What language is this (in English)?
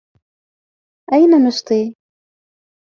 Arabic